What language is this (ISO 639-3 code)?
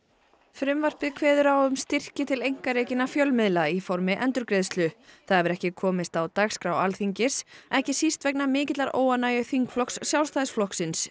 isl